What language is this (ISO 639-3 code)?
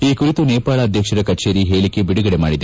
kan